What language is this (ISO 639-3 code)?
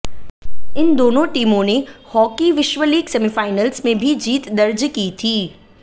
hin